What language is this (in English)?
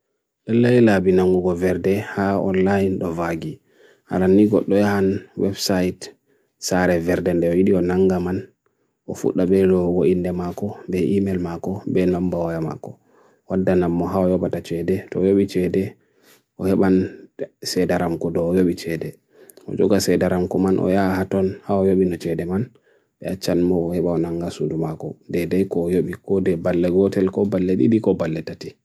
Bagirmi Fulfulde